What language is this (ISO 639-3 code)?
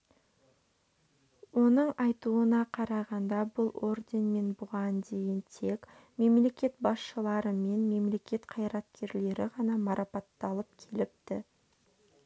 kaz